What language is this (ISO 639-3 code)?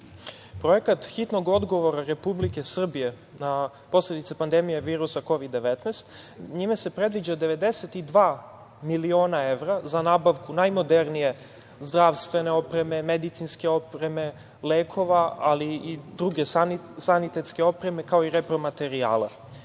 srp